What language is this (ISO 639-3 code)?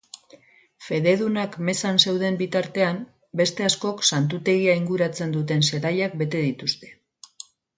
eus